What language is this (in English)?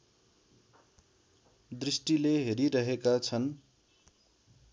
Nepali